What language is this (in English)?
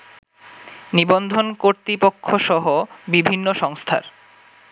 Bangla